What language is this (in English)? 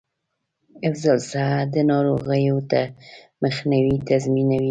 Pashto